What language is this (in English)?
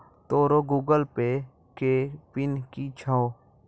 Maithili